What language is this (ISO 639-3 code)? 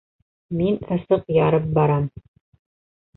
bak